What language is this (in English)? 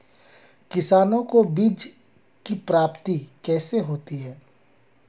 Hindi